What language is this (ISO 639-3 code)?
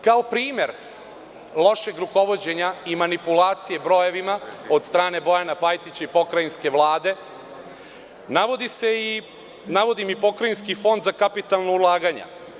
srp